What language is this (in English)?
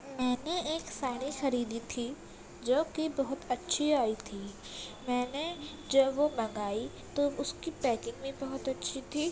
Urdu